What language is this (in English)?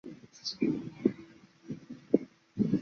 Chinese